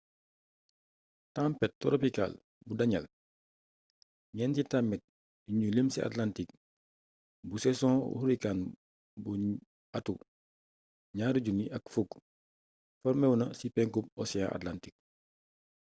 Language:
Wolof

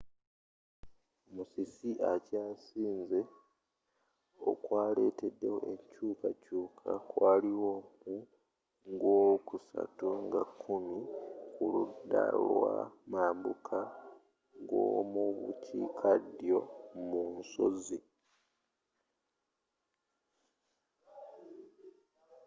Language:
Ganda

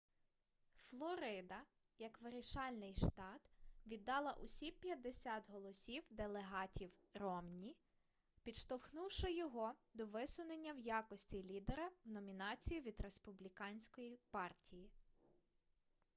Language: Ukrainian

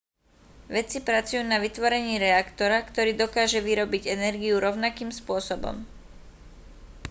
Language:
Slovak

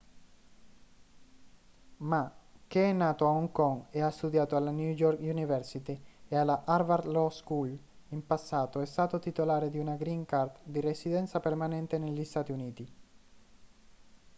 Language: Italian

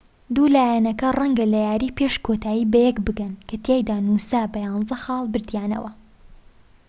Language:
Central Kurdish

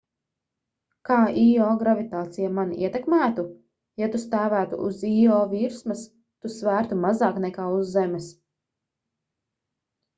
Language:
Latvian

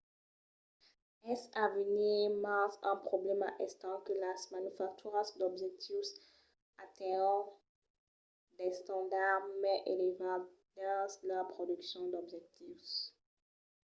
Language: Occitan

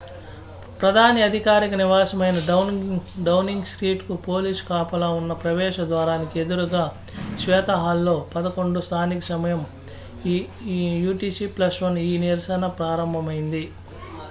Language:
Telugu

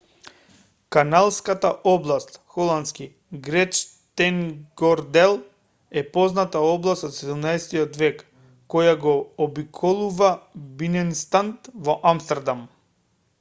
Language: Macedonian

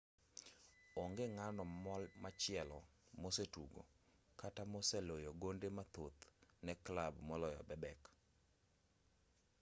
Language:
Luo (Kenya and Tanzania)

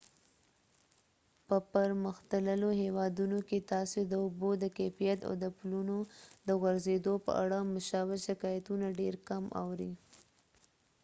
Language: Pashto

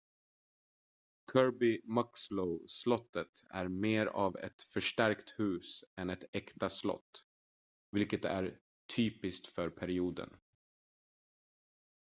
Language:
Swedish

